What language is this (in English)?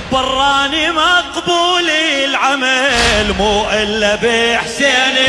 Arabic